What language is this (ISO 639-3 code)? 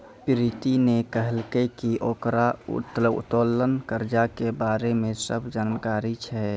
mai